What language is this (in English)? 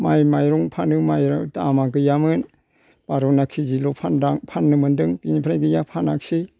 Bodo